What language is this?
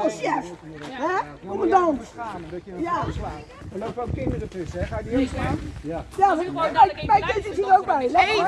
Dutch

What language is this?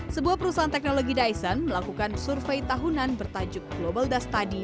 Indonesian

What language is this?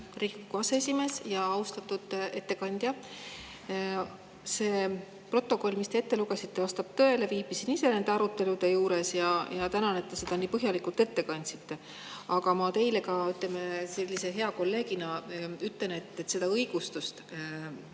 Estonian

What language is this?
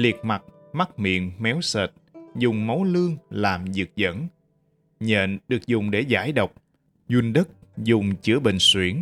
Vietnamese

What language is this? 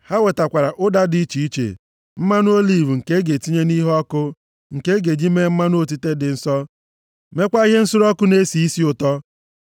Igbo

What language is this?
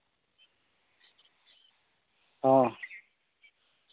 Santali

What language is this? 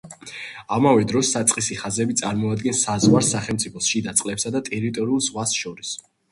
Georgian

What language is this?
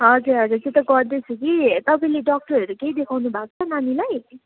Nepali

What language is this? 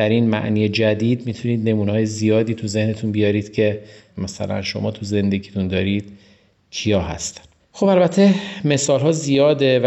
Persian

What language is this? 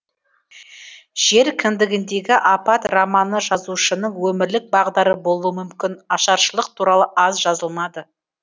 Kazakh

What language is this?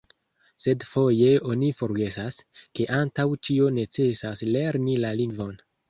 Esperanto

